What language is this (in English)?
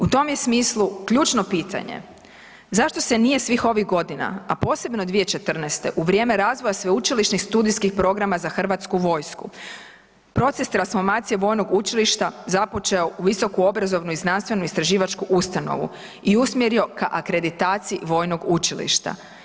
Croatian